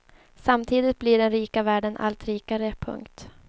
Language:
Swedish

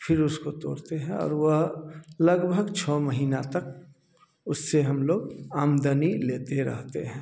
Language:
Hindi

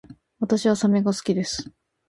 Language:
Japanese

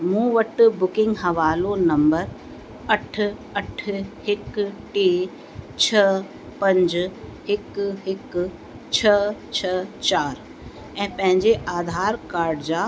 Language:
Sindhi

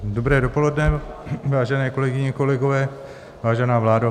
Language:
Czech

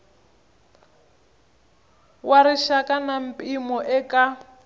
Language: Tsonga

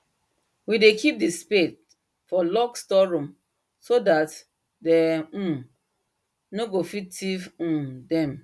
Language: Nigerian Pidgin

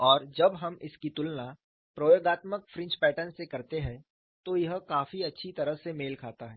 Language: Hindi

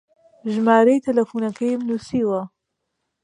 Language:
Central Kurdish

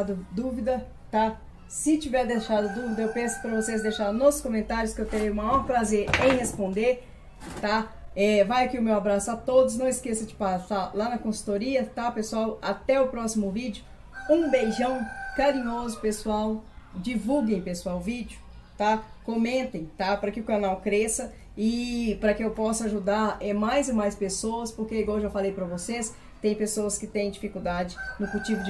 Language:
Portuguese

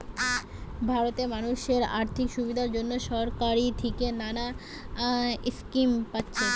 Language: Bangla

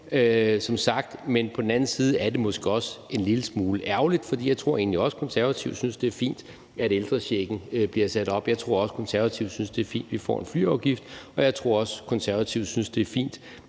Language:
Danish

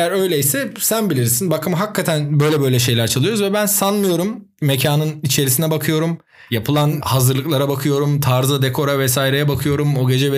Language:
Turkish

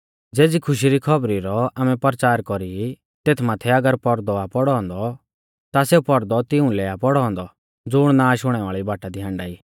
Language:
Mahasu Pahari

